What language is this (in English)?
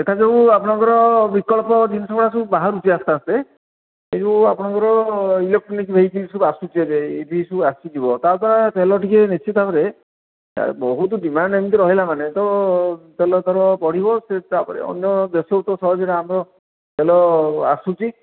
Odia